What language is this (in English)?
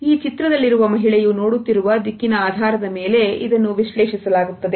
Kannada